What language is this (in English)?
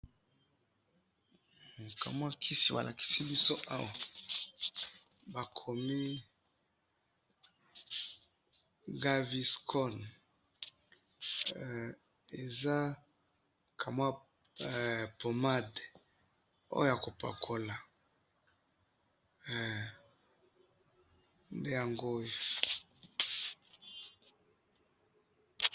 Lingala